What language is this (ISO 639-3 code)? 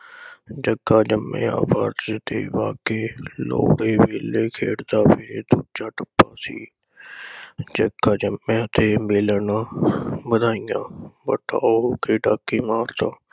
pan